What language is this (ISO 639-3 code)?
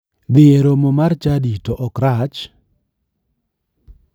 luo